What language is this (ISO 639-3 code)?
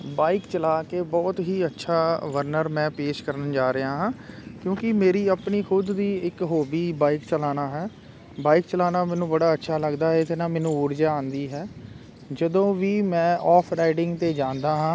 pan